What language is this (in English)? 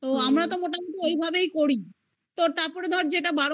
Bangla